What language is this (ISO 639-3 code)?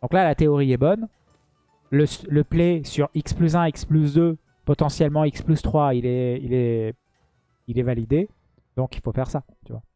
fra